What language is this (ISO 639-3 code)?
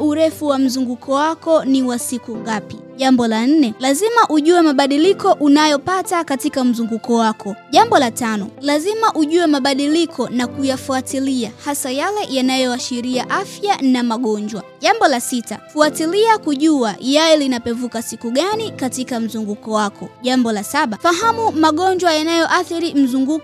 swa